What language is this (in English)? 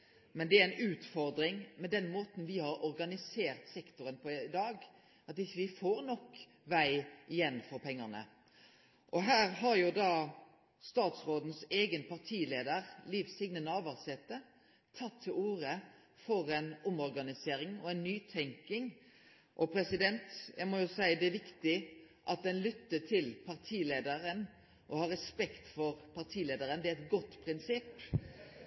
Norwegian Nynorsk